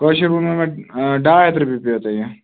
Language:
Kashmiri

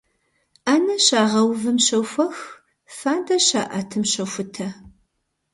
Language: Kabardian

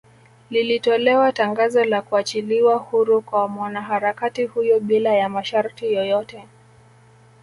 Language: Swahili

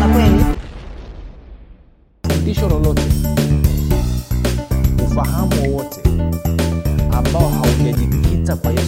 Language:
Swahili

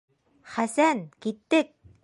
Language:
Bashkir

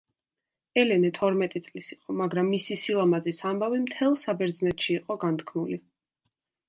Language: Georgian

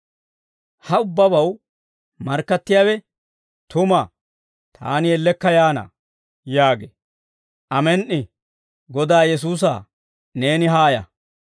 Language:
Dawro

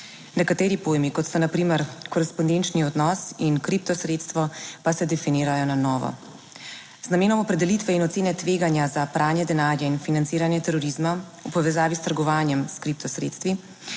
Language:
Slovenian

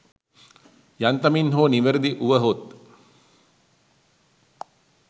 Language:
Sinhala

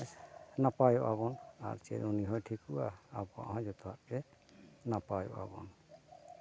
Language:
Santali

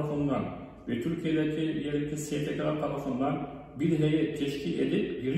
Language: Turkish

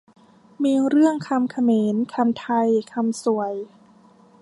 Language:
Thai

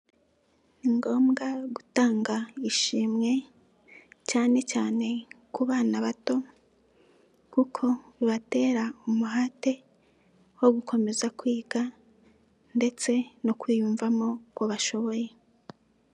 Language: Kinyarwanda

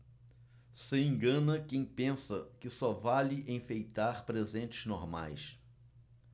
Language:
Portuguese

